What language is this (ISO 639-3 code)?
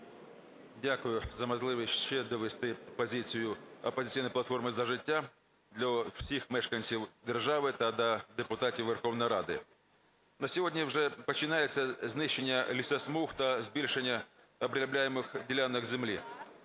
ukr